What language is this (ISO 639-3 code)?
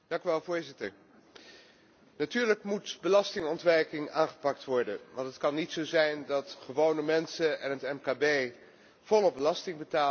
nld